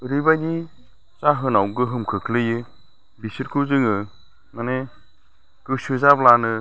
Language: Bodo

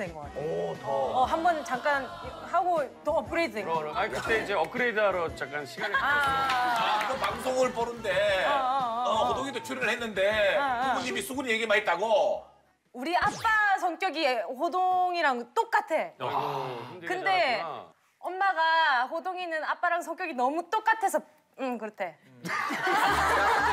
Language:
Korean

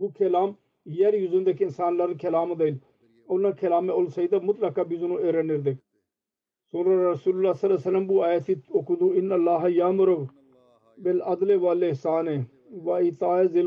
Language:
Turkish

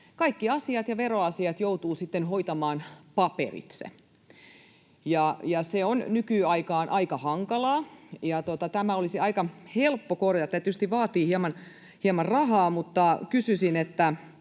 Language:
Finnish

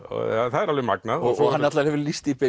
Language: Icelandic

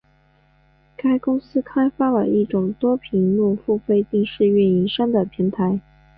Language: Chinese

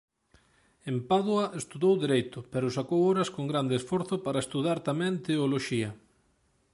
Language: Galician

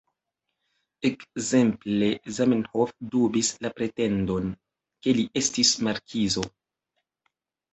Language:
Esperanto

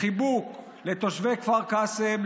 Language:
Hebrew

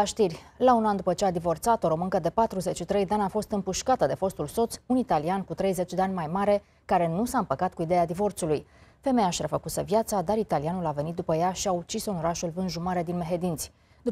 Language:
Romanian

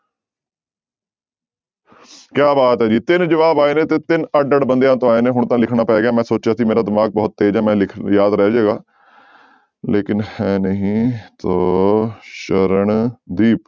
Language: Punjabi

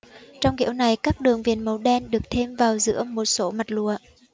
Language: Vietnamese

